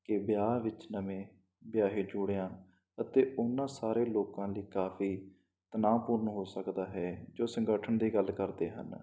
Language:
Punjabi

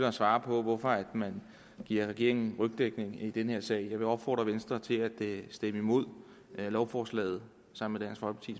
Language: Danish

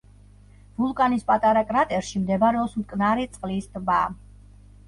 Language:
Georgian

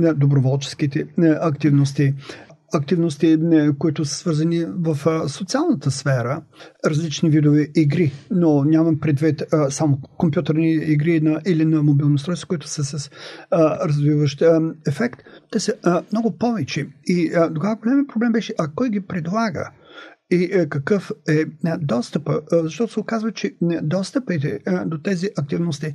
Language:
Bulgarian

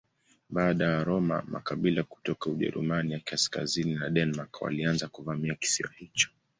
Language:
Swahili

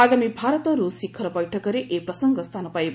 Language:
Odia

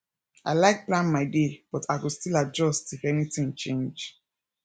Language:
Nigerian Pidgin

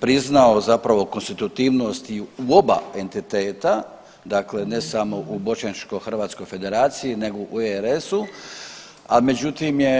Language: Croatian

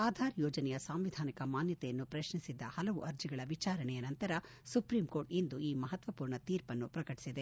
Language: Kannada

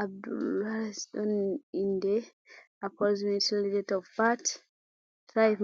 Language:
Fula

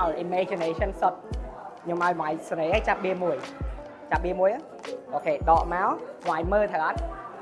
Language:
Vietnamese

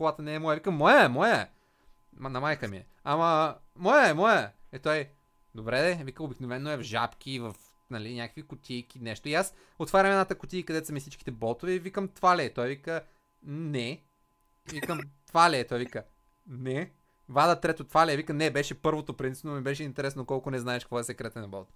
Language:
Bulgarian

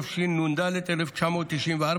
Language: Hebrew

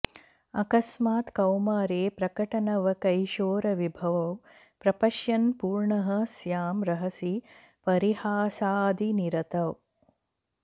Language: Sanskrit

